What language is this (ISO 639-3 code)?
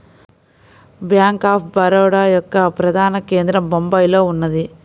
tel